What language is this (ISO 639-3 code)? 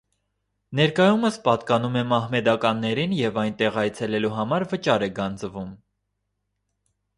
hye